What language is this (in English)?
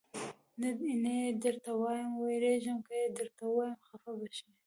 Pashto